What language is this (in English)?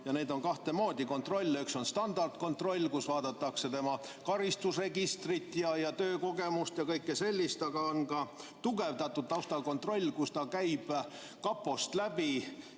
Estonian